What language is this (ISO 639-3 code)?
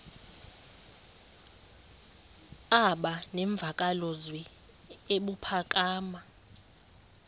xho